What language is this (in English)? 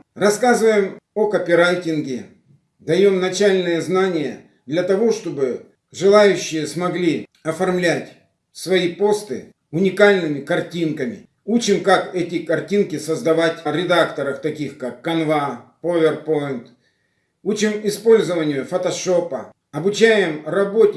Russian